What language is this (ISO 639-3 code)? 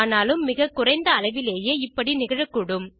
tam